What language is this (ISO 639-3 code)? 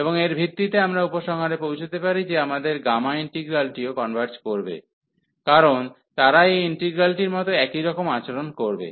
ben